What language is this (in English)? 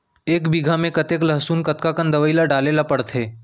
Chhattisgarhi